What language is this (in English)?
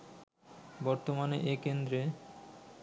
Bangla